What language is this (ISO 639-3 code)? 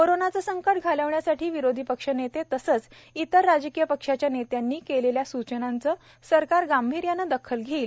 mar